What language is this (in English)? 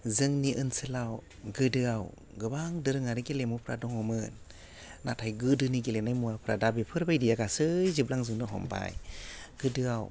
Bodo